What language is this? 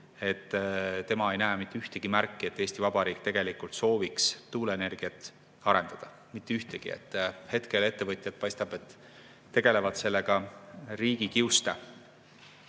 Estonian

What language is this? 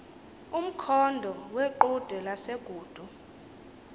Xhosa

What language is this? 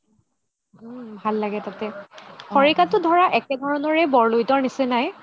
Assamese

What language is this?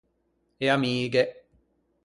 Ligurian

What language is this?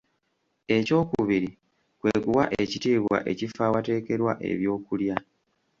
Ganda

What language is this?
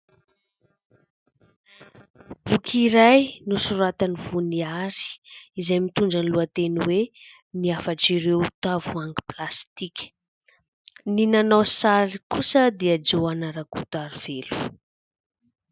Malagasy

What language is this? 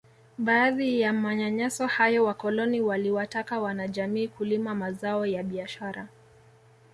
Swahili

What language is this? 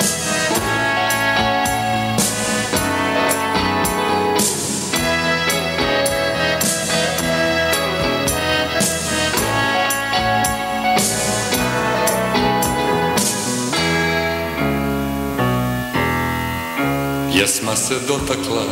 Latvian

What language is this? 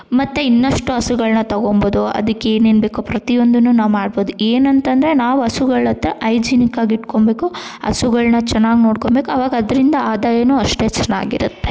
Kannada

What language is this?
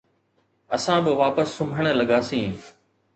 Sindhi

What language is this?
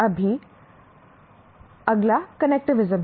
Hindi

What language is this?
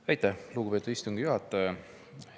Estonian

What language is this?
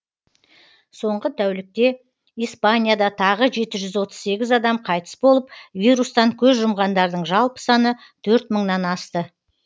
Kazakh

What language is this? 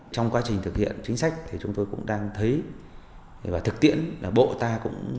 Vietnamese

